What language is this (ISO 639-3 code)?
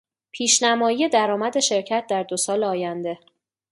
fas